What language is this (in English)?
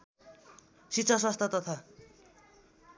Nepali